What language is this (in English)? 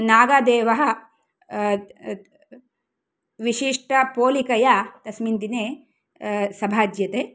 Sanskrit